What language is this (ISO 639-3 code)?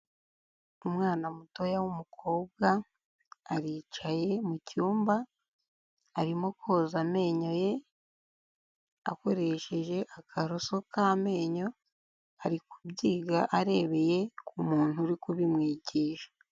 kin